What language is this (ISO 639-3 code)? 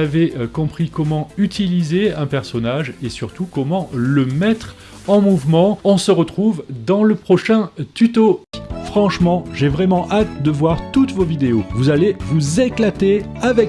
fra